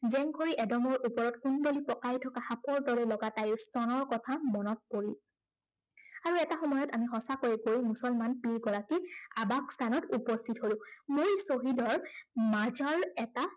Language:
Assamese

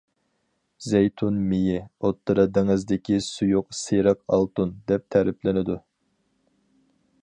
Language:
Uyghur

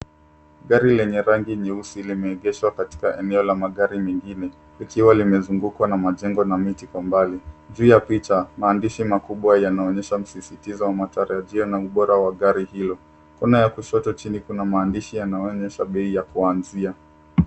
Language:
Swahili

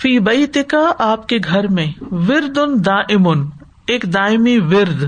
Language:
Urdu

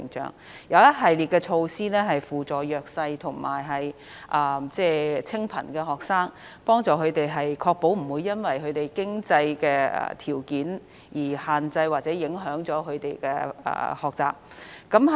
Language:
Cantonese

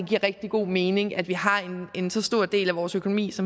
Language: Danish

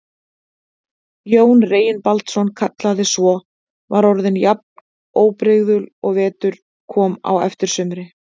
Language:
Icelandic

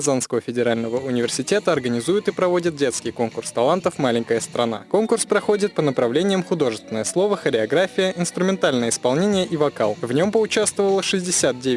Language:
Russian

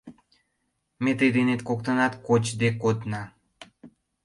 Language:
Mari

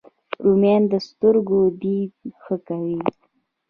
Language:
Pashto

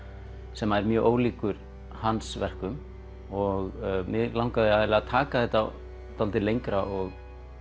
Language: Icelandic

